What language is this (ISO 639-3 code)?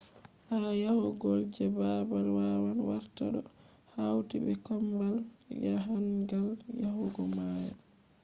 ful